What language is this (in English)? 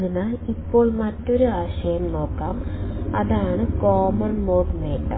Malayalam